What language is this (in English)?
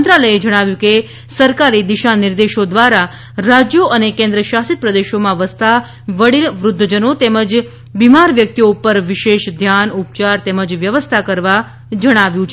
Gujarati